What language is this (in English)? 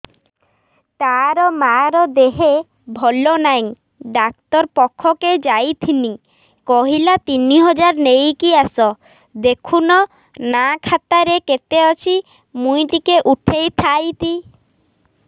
Odia